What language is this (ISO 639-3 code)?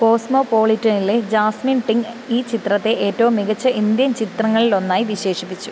mal